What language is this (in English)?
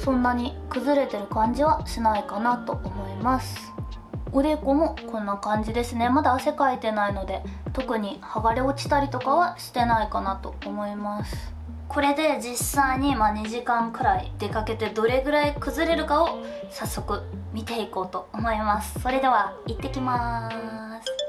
Japanese